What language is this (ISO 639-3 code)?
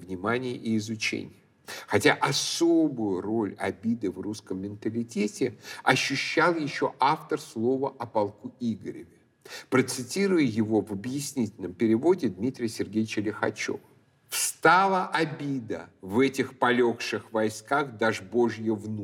rus